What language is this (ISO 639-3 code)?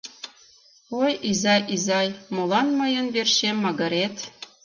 chm